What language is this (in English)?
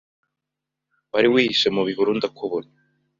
Kinyarwanda